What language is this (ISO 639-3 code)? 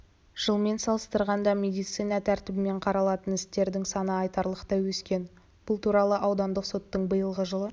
kaz